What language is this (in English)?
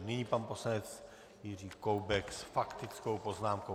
Czech